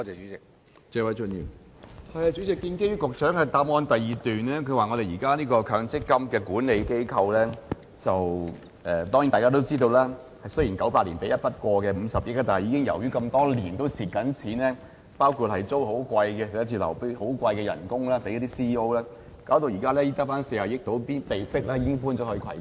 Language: Cantonese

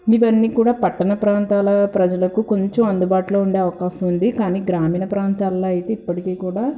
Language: Telugu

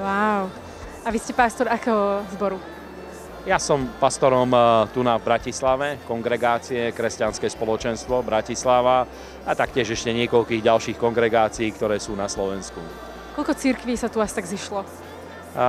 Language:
Slovak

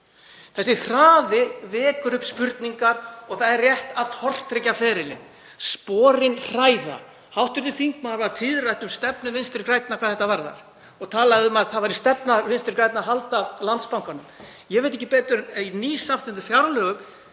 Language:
Icelandic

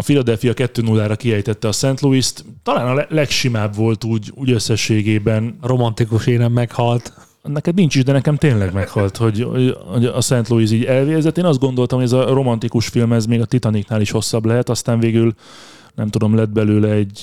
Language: Hungarian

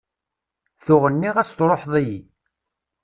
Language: Kabyle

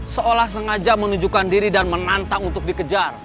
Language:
Indonesian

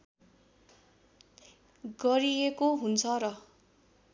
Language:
Nepali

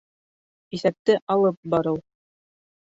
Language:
Bashkir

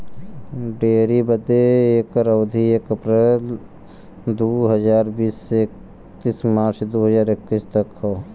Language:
Bhojpuri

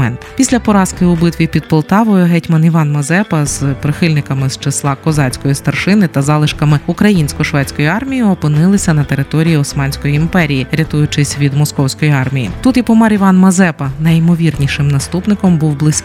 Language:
Ukrainian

